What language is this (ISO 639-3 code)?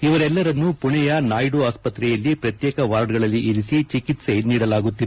kan